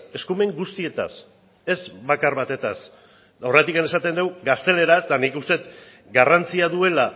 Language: Basque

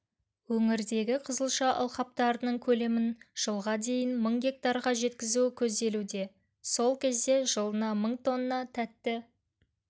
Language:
Kazakh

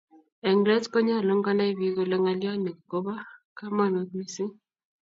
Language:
Kalenjin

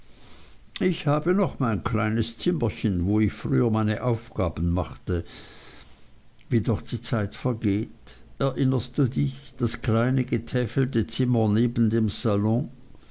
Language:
German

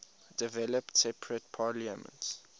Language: English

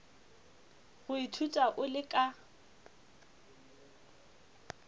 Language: Northern Sotho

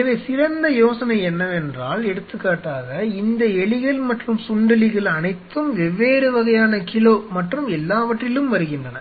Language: Tamil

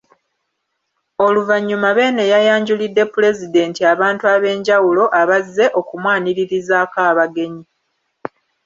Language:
Ganda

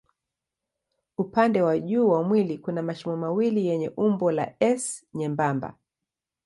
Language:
Swahili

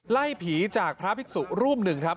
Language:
Thai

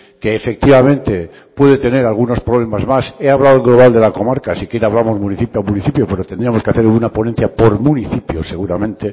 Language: Spanish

